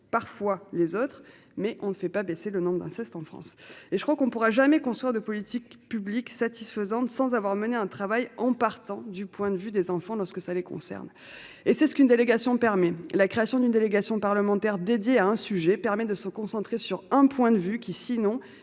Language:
French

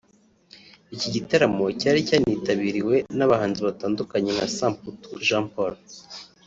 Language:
Kinyarwanda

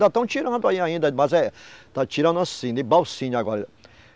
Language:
Portuguese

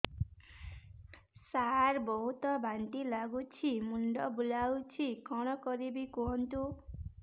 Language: Odia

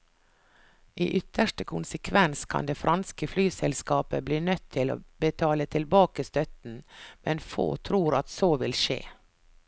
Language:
Norwegian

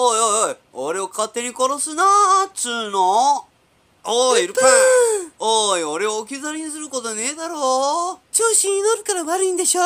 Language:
Japanese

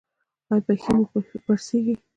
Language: Pashto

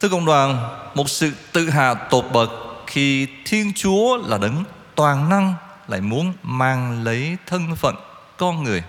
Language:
Vietnamese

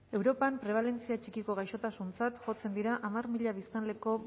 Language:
Basque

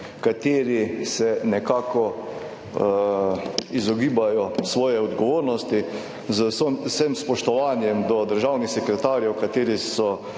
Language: Slovenian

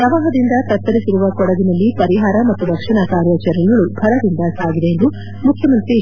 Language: Kannada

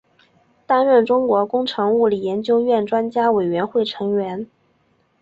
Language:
Chinese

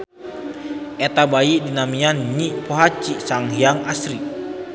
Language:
Sundanese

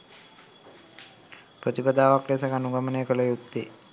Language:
Sinhala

